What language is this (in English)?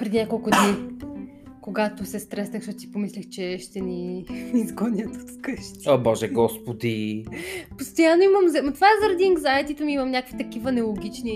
Bulgarian